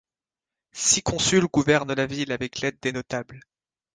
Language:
French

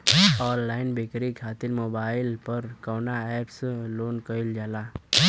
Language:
Bhojpuri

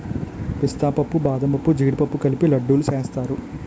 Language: Telugu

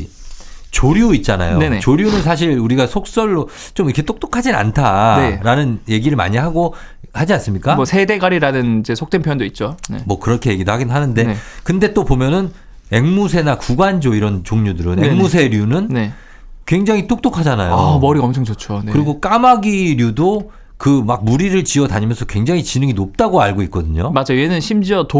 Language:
Korean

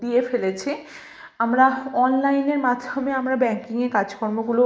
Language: Bangla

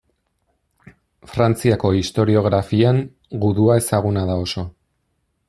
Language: Basque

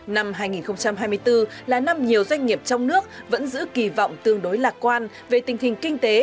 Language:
Vietnamese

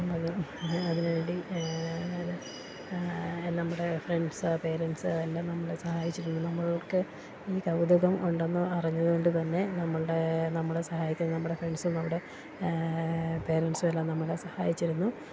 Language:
Malayalam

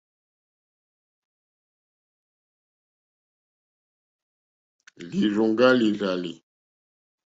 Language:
Mokpwe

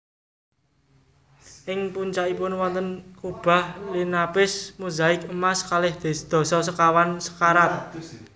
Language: Javanese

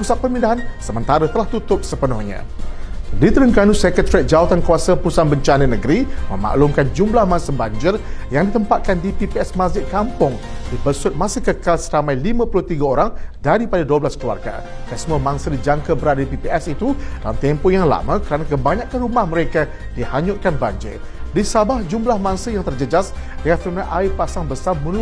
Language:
Malay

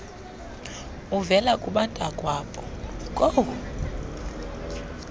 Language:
Xhosa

